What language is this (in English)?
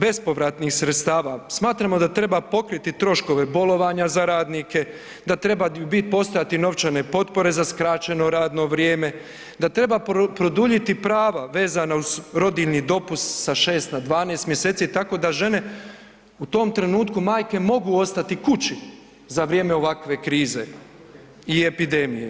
Croatian